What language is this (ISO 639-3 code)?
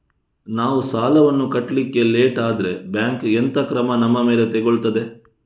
kan